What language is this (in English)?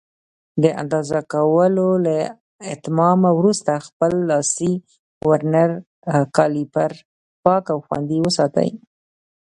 Pashto